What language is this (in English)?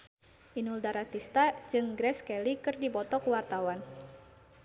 Sundanese